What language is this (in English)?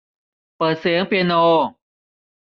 Thai